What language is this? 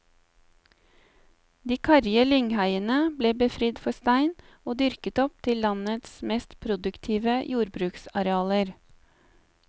Norwegian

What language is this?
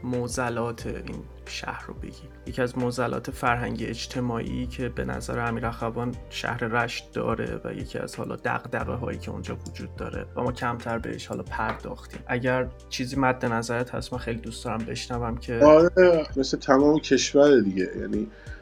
Persian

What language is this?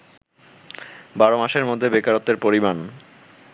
Bangla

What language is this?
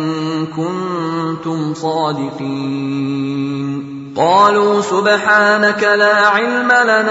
Arabic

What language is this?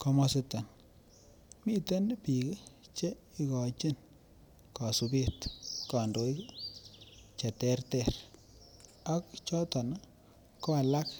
Kalenjin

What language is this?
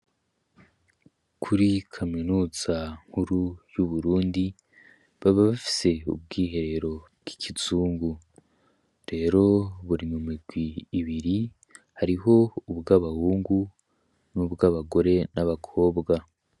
Rundi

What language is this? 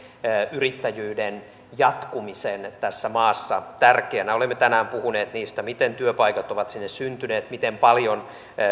Finnish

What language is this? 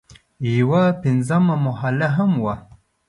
Pashto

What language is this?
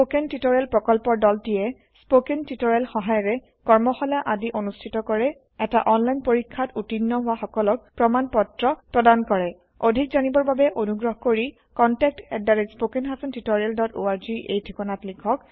Assamese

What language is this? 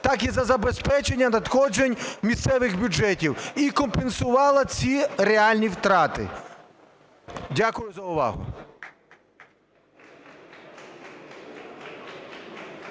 Ukrainian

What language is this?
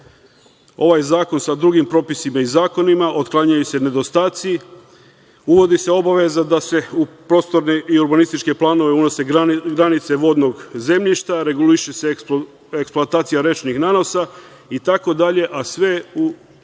Serbian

